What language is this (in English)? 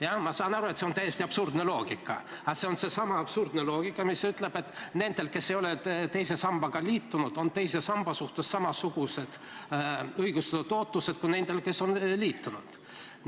Estonian